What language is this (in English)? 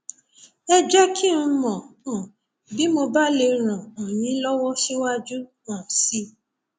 Yoruba